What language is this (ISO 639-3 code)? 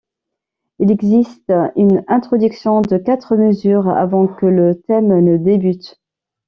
fra